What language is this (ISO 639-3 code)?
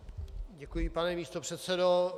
ces